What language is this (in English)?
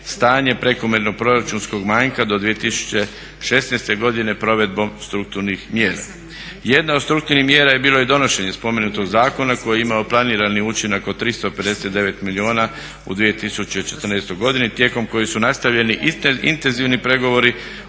Croatian